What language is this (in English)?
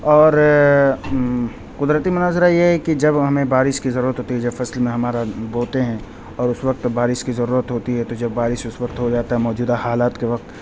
Urdu